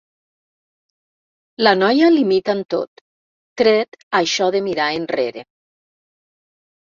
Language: Catalan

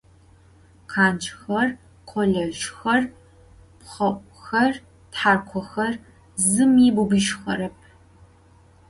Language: Adyghe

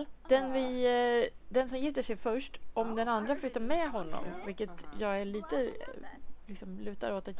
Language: Swedish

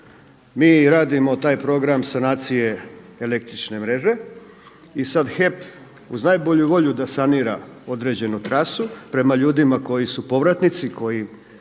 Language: Croatian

